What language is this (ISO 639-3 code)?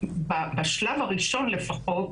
heb